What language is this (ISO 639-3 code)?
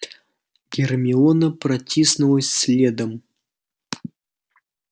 rus